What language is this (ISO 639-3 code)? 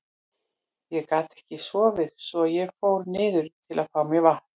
isl